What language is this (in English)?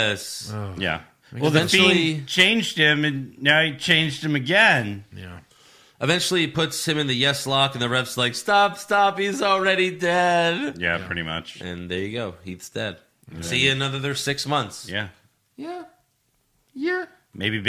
English